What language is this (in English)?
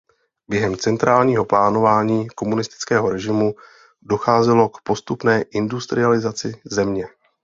Czech